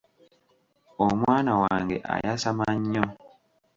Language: Ganda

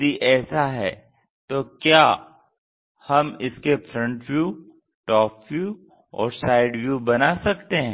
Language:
Hindi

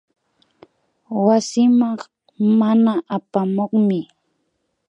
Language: Imbabura Highland Quichua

